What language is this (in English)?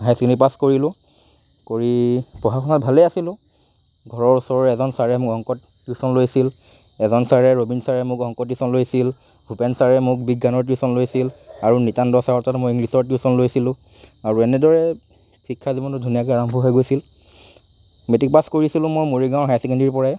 Assamese